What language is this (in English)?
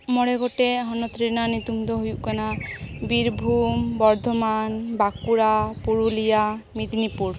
Santali